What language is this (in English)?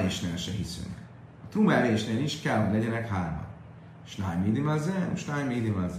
Hungarian